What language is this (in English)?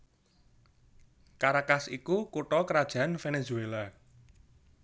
Javanese